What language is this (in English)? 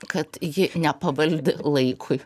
Lithuanian